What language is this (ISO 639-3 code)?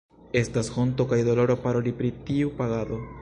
epo